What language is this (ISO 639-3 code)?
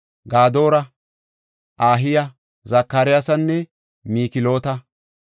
gof